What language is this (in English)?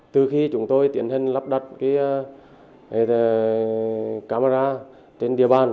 Vietnamese